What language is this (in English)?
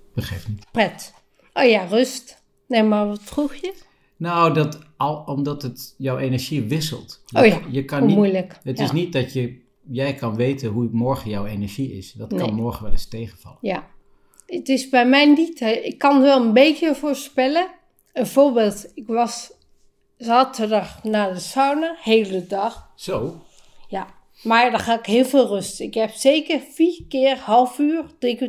Dutch